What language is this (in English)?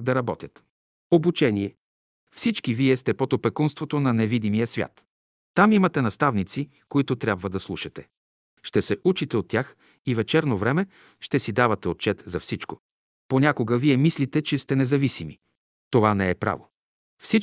Bulgarian